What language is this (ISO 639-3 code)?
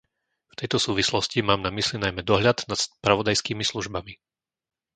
slk